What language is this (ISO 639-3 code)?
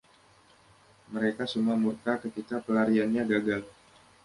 ind